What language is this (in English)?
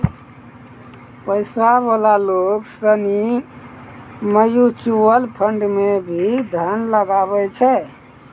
Maithili